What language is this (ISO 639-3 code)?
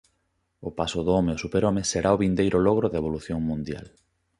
glg